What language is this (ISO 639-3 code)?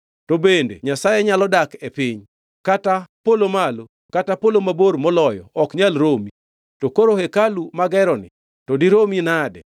luo